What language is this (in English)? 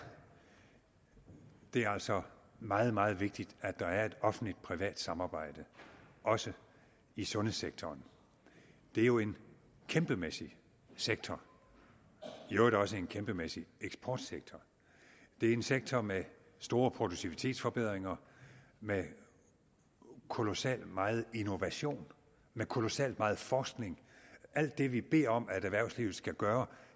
Danish